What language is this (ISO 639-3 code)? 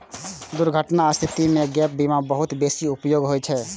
mai